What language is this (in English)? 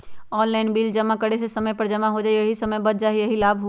Magahi